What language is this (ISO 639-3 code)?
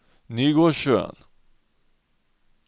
nor